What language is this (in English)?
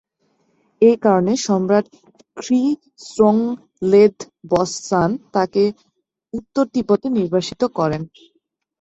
Bangla